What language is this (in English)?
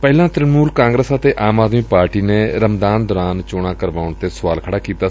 Punjabi